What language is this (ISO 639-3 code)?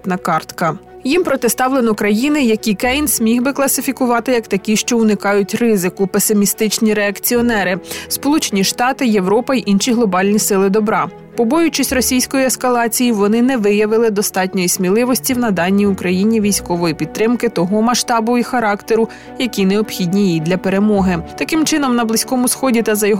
ukr